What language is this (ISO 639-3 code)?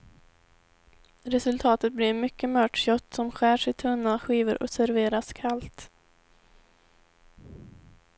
swe